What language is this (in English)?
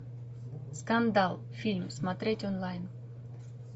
Russian